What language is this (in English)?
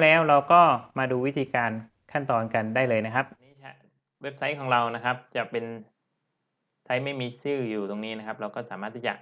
Thai